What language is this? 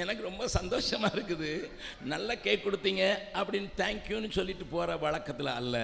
Tamil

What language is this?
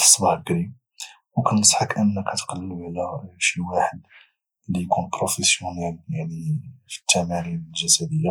Moroccan Arabic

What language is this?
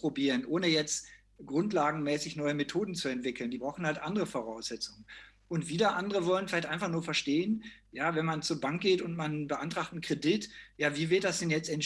German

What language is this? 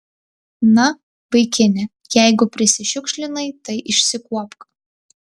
Lithuanian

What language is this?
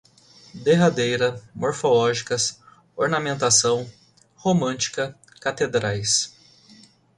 Portuguese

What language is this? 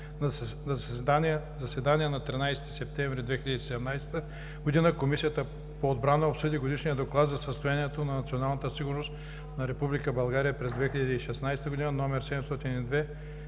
Bulgarian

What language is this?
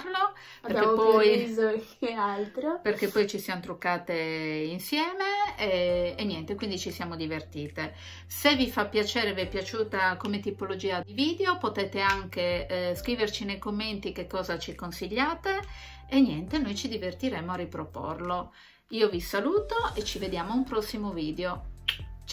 Italian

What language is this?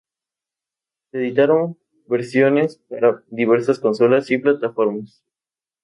Spanish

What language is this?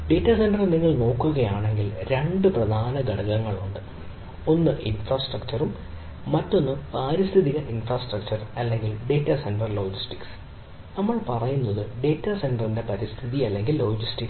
Malayalam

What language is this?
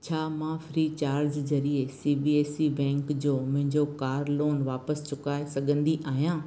Sindhi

